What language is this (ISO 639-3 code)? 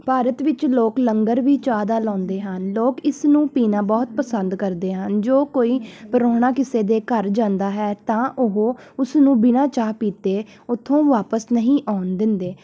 pan